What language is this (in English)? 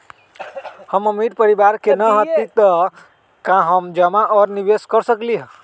Magahi